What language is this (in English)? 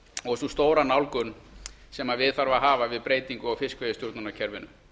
Icelandic